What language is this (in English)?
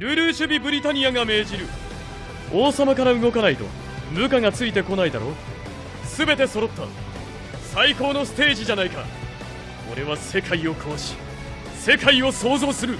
Japanese